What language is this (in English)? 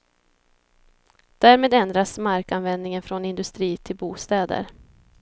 Swedish